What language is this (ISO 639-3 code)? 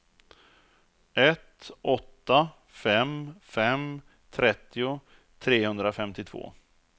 swe